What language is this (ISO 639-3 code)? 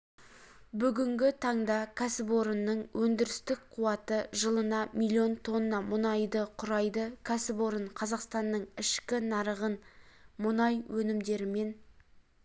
kaz